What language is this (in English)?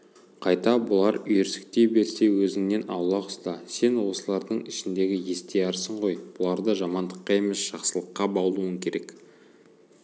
Kazakh